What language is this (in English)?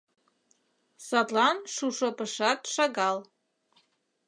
Mari